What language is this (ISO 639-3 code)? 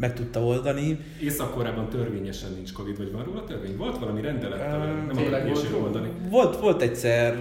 hun